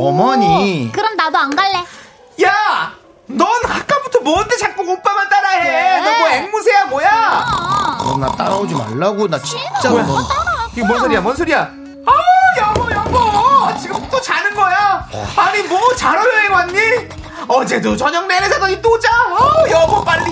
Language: Korean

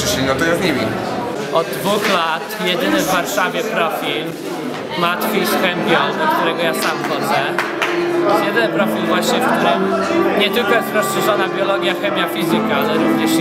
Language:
Polish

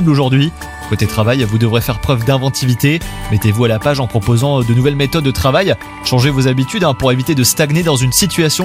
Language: French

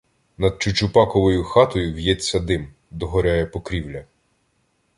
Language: Ukrainian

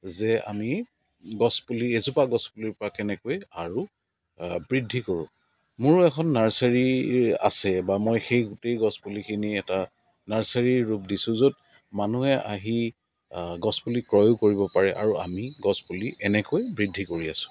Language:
Assamese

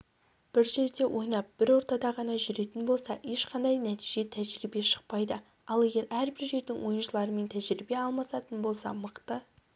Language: Kazakh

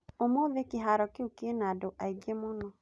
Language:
Kikuyu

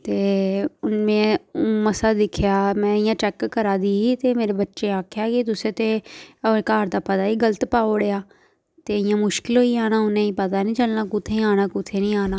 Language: Dogri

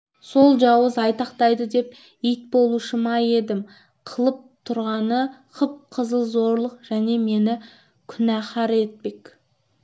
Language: Kazakh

